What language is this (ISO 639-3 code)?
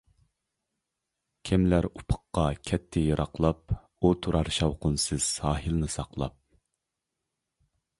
uig